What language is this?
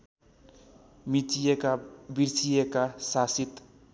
Nepali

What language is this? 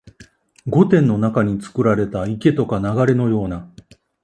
Japanese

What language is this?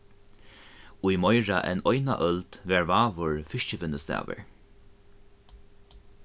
Faroese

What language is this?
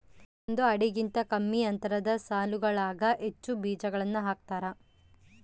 Kannada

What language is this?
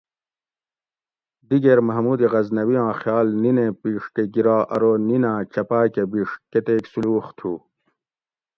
Gawri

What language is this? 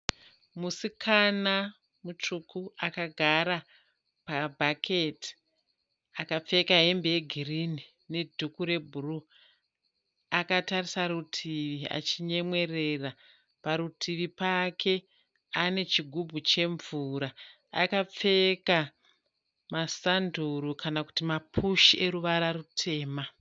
Shona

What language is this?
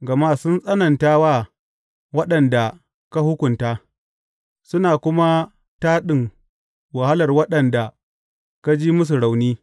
Hausa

